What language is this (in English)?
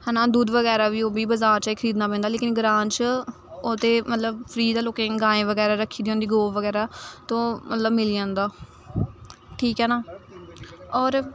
Dogri